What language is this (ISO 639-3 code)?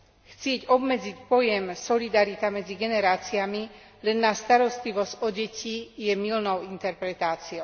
slk